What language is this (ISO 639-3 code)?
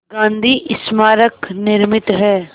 hin